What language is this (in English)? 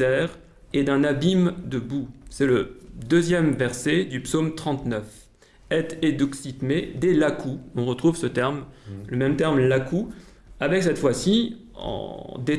French